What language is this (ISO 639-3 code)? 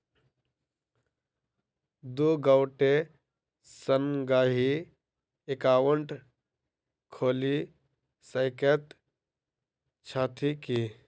mai